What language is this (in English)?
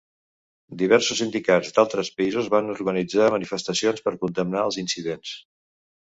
Catalan